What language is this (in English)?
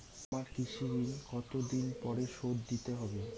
Bangla